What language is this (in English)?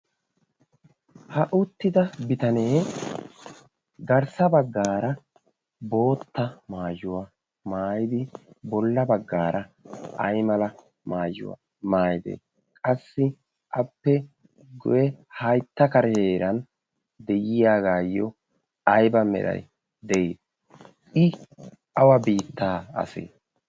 Wolaytta